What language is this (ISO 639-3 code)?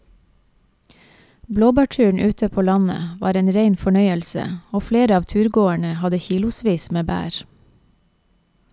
nor